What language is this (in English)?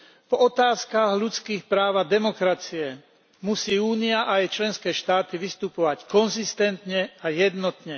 Slovak